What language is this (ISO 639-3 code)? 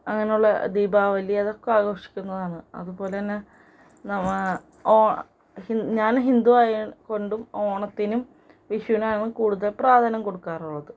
mal